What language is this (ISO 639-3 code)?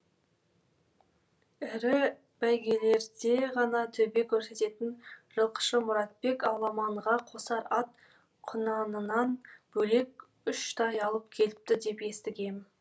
kaz